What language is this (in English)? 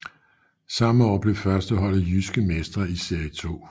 Danish